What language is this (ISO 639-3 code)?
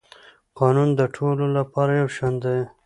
pus